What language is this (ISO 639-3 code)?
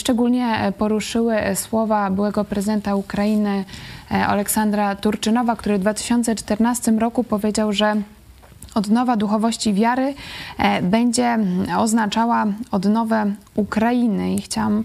pol